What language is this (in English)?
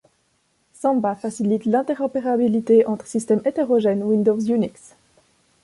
French